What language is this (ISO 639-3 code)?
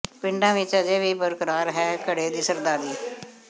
pan